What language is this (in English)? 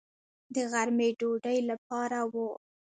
Pashto